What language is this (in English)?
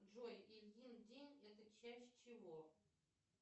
Russian